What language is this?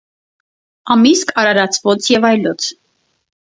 Armenian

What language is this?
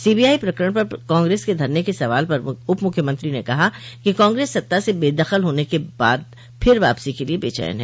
Hindi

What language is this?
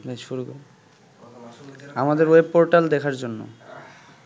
Bangla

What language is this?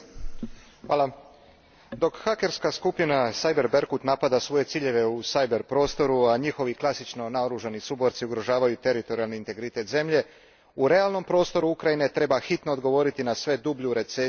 Croatian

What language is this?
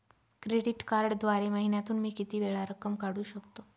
Marathi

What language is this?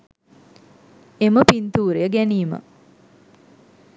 Sinhala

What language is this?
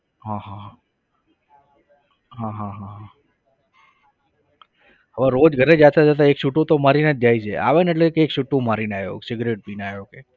Gujarati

